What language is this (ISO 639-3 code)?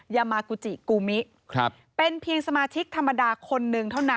tha